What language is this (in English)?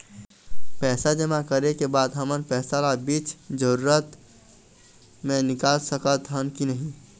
Chhattisgarhi